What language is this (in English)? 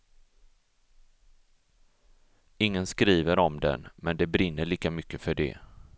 Swedish